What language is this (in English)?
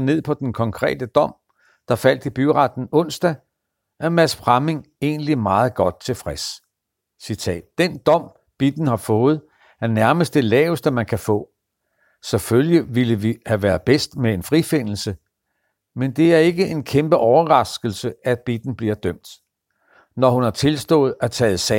Danish